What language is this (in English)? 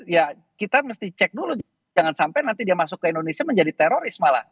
Indonesian